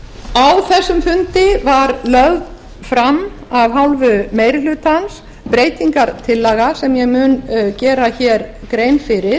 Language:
Icelandic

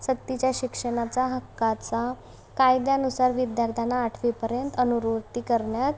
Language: Marathi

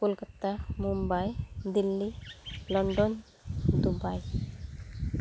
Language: Santali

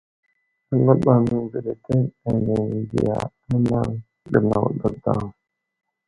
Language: Wuzlam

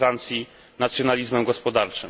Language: Polish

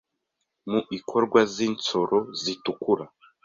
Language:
Kinyarwanda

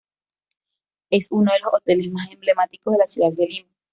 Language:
Spanish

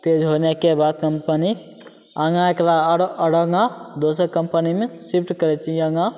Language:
Maithili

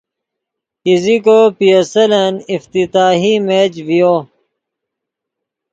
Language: Yidgha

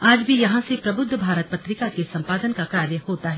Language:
Hindi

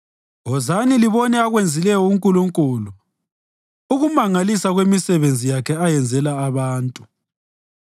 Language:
North Ndebele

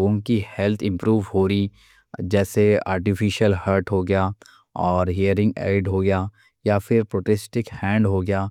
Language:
Deccan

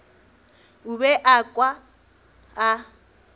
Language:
Northern Sotho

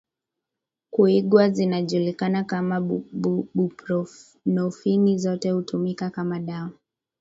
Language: Swahili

